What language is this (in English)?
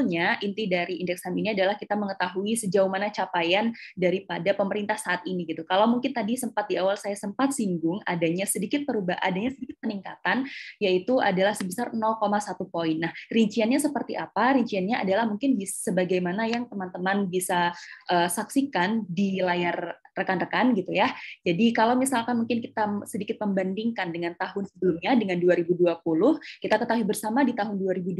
Indonesian